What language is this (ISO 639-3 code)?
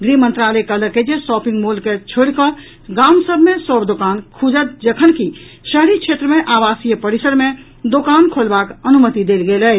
mai